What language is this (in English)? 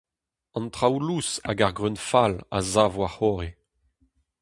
Breton